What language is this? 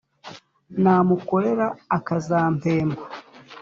Kinyarwanda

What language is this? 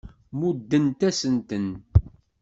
Kabyle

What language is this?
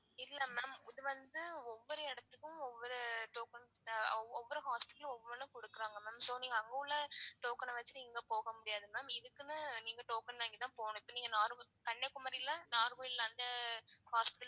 Tamil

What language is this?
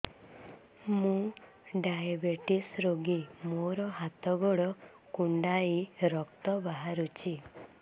Odia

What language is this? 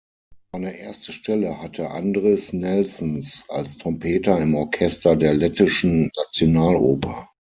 German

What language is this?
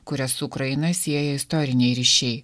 Lithuanian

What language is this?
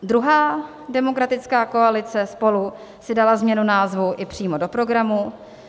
Czech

